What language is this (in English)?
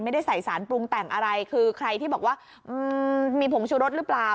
Thai